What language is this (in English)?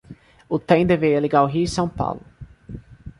Portuguese